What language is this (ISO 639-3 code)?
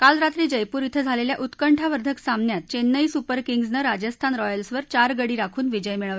mar